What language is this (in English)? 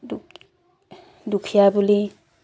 Assamese